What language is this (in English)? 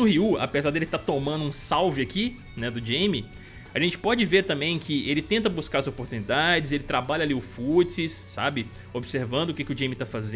Portuguese